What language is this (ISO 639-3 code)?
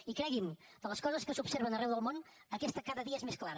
cat